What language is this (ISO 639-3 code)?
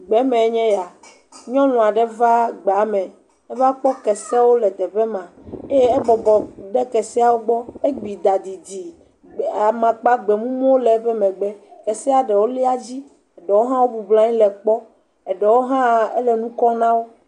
ewe